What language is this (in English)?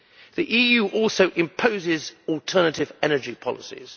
English